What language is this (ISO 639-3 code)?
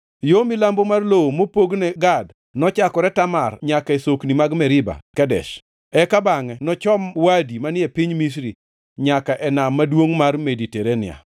luo